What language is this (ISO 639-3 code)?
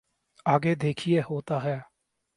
urd